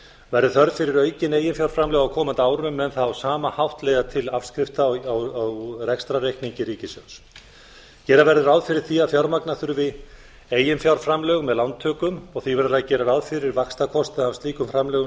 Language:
Icelandic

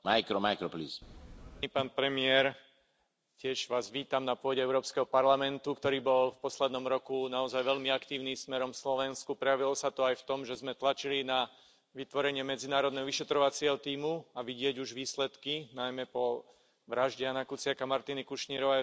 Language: Slovak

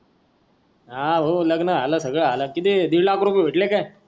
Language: Marathi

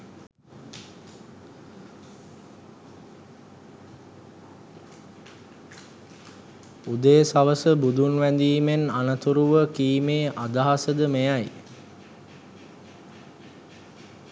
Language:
Sinhala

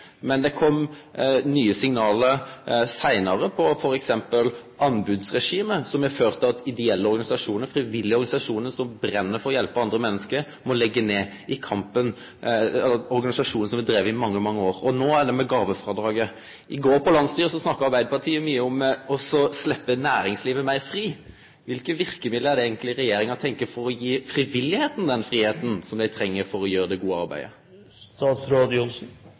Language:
Norwegian Nynorsk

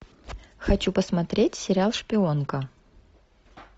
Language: Russian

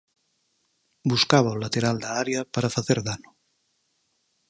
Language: Galician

